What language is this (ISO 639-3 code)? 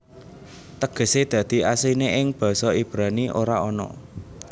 jav